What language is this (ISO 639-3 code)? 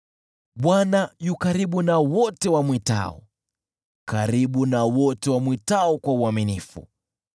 swa